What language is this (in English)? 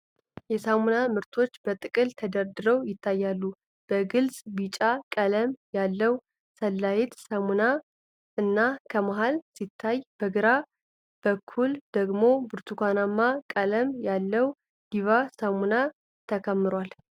Amharic